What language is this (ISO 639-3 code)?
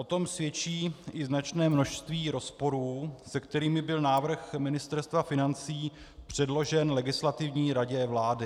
ces